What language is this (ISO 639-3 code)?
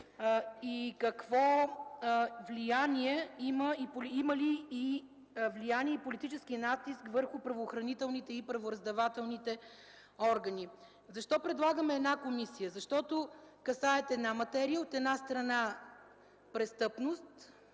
bul